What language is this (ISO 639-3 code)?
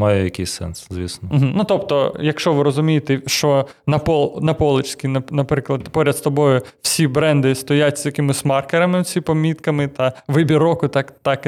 ukr